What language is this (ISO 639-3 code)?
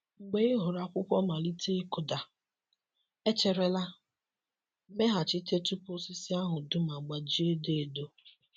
ibo